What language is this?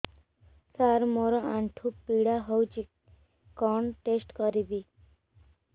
Odia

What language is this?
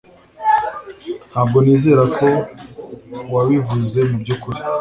Kinyarwanda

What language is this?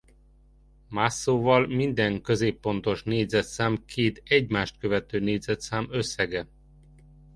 Hungarian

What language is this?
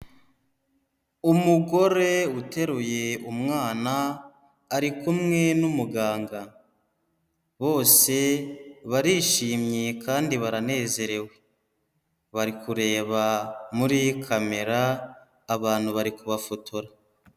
Kinyarwanda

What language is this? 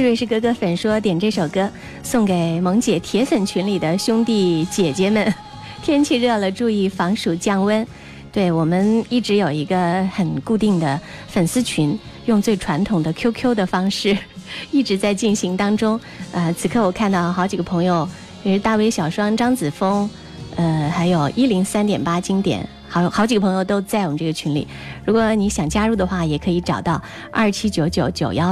Chinese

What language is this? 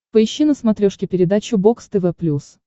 Russian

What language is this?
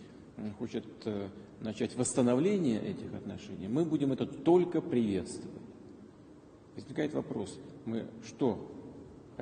Russian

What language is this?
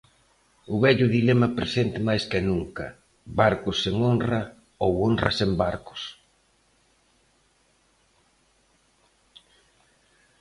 Galician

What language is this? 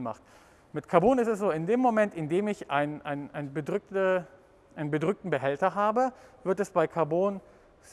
German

